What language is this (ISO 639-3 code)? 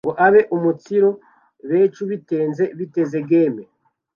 kin